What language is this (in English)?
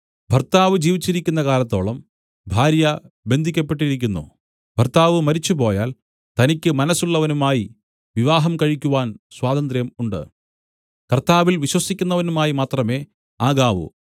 Malayalam